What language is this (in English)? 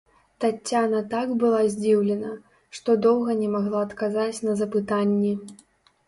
Belarusian